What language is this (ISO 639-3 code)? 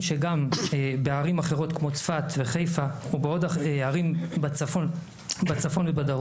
heb